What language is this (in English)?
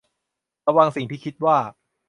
Thai